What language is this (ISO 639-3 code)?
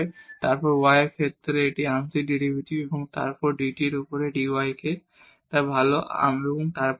ben